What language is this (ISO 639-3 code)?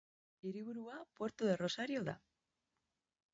eus